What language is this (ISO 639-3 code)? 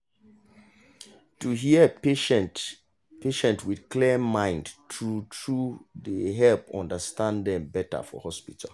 pcm